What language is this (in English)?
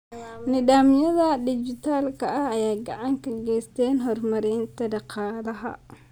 Somali